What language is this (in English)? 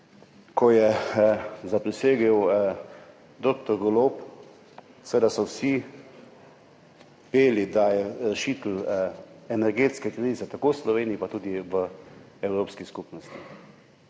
Slovenian